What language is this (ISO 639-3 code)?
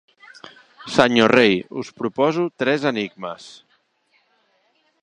cat